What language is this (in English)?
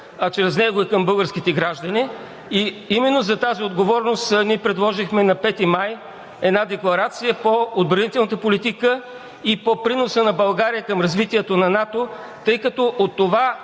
Bulgarian